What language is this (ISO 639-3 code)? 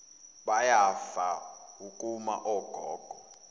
zul